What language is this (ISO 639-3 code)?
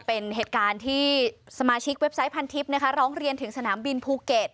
tha